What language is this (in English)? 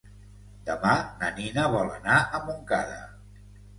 Catalan